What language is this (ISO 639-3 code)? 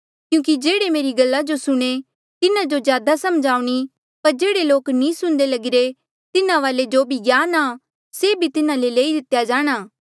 mjl